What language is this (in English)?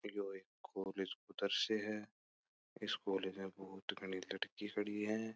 Marwari